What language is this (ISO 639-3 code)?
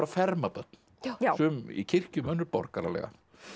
isl